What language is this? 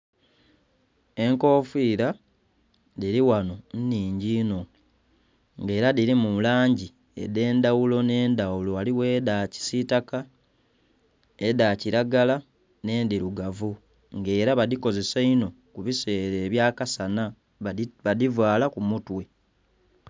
Soga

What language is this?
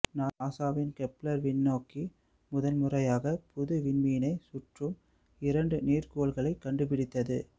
Tamil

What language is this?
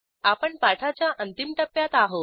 Marathi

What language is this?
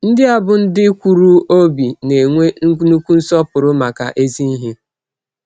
Igbo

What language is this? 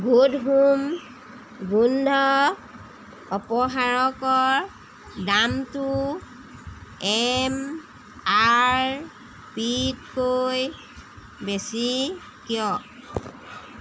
Assamese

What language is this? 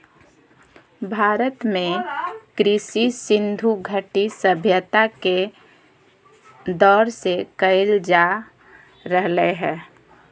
Magahi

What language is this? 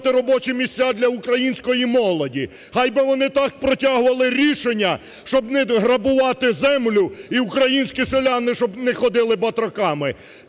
Ukrainian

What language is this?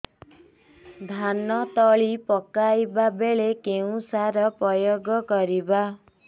Odia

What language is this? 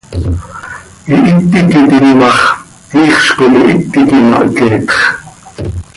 Seri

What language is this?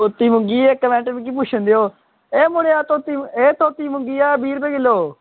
Dogri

